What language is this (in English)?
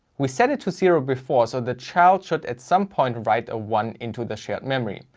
English